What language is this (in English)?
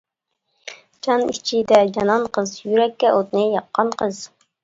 Uyghur